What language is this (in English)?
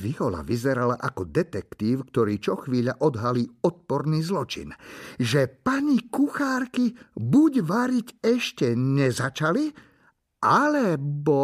Slovak